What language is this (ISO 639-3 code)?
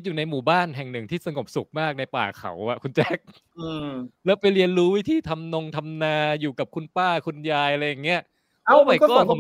tha